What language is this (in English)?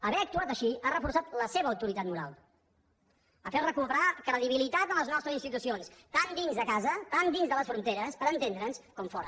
Catalan